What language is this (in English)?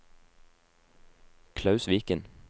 Norwegian